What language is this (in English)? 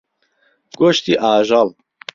Central Kurdish